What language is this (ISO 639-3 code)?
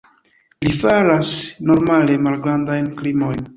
epo